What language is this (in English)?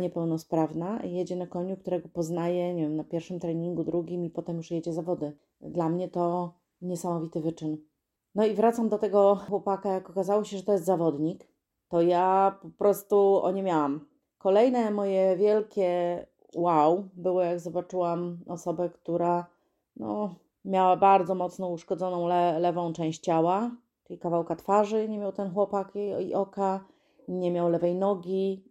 Polish